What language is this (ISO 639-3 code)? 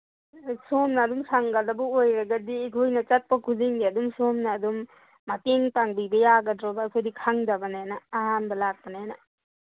mni